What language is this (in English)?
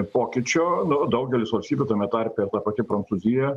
Lithuanian